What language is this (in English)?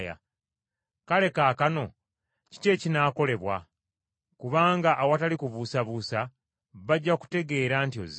Ganda